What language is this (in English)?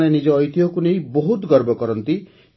Odia